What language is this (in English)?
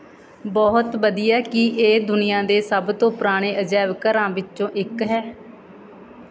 Punjabi